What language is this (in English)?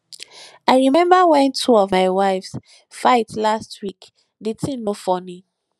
Nigerian Pidgin